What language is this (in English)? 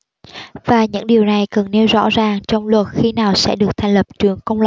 Vietnamese